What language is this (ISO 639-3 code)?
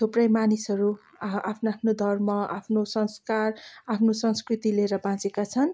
nep